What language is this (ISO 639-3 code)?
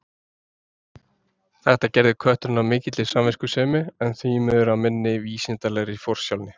isl